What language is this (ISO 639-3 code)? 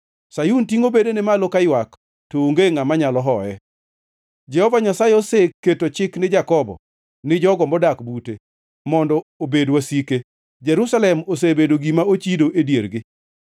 luo